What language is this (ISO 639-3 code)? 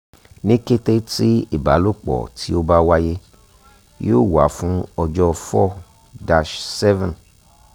yor